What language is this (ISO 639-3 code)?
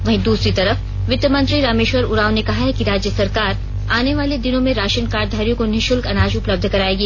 hin